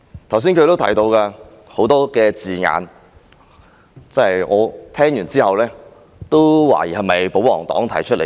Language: Cantonese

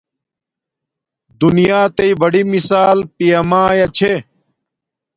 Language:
Domaaki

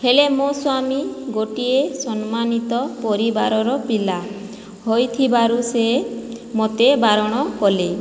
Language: Odia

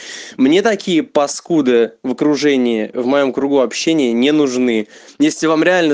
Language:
Russian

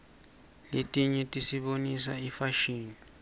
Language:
Swati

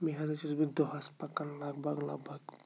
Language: Kashmiri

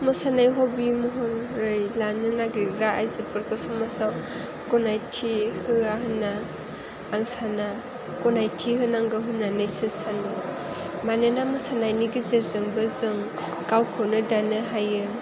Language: Bodo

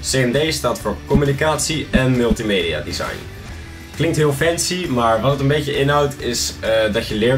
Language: Dutch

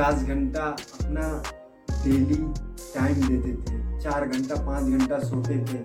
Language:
Hindi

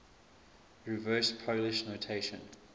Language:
English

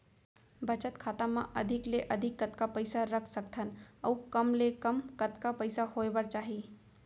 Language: Chhattisgarhi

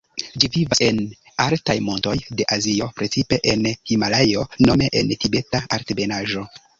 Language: Esperanto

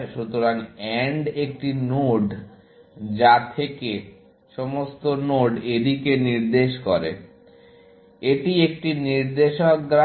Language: Bangla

